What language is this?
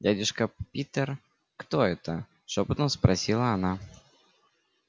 Russian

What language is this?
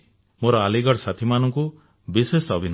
Odia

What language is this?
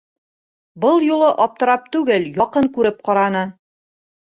Bashkir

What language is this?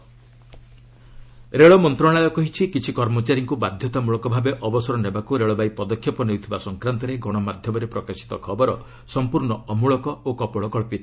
Odia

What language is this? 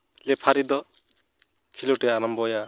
Santali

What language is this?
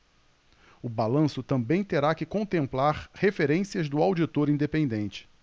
Portuguese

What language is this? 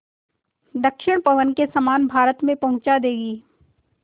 Hindi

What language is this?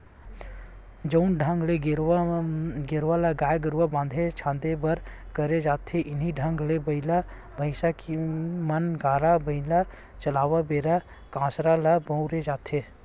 Chhattisgarhi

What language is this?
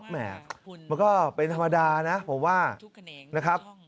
Thai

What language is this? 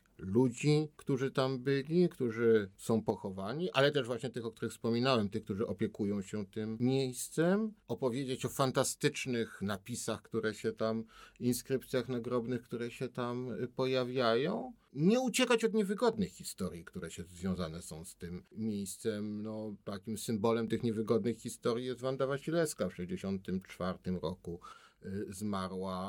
Polish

